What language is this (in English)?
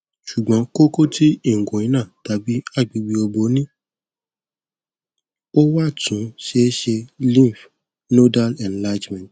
Yoruba